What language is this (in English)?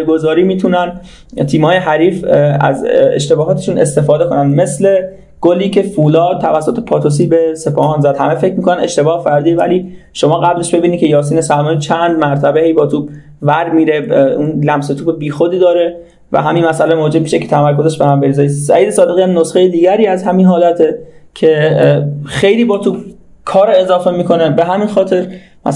Persian